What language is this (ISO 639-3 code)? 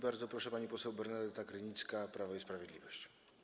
pol